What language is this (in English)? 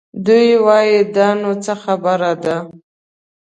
Pashto